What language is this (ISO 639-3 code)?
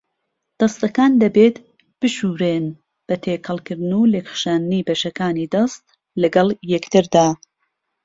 ckb